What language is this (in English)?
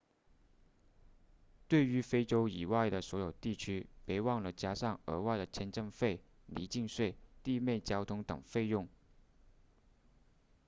Chinese